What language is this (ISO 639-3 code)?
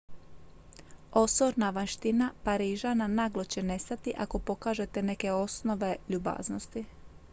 hrv